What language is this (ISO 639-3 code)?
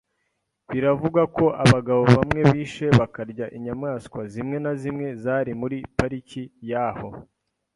kin